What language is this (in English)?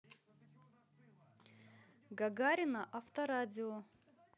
Russian